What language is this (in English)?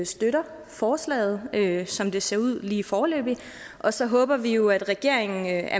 Danish